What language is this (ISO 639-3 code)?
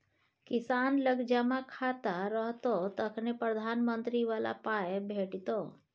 mai